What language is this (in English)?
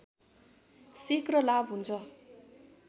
Nepali